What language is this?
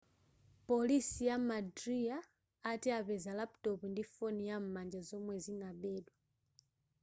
Nyanja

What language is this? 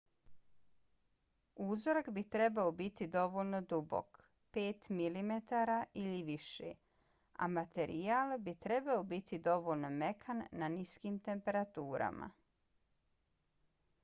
Bosnian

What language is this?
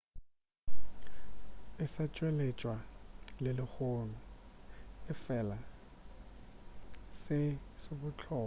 Northern Sotho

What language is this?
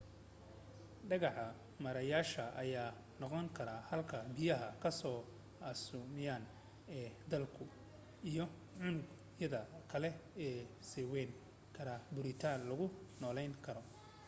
Somali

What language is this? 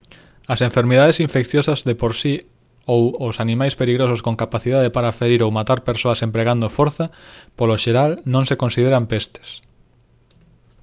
Galician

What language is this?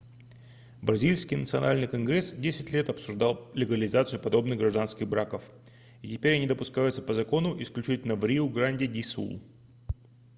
Russian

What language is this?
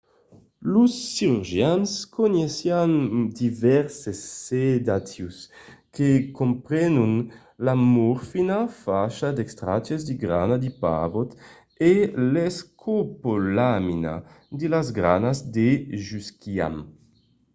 Occitan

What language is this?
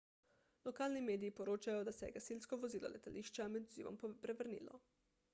Slovenian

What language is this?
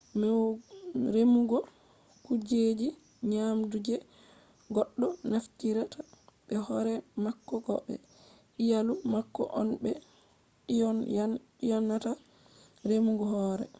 Fula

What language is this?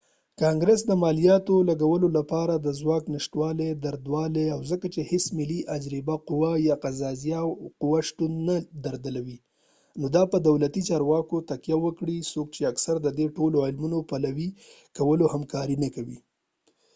Pashto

